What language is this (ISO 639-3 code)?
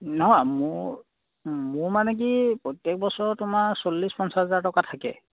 asm